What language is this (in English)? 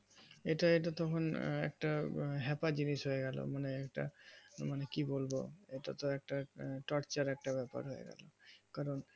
Bangla